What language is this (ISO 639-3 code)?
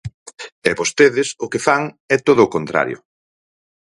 glg